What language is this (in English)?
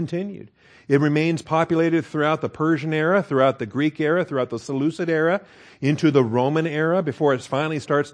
English